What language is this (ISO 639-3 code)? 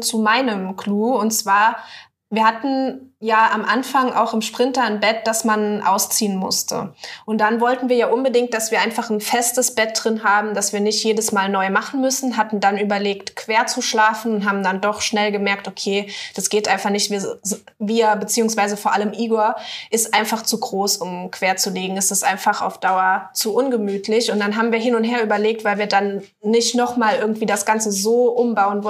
deu